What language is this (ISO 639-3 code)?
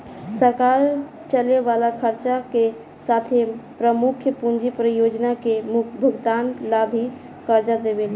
bho